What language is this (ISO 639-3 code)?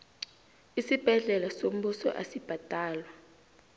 nbl